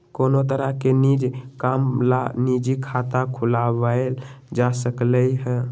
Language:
Magahi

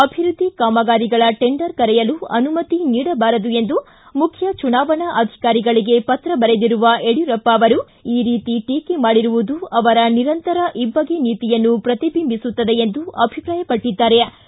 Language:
Kannada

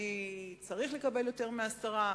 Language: Hebrew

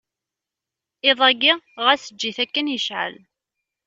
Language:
Kabyle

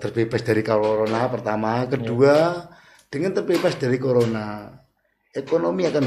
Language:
Indonesian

